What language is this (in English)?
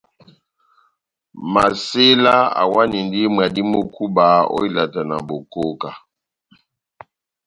Batanga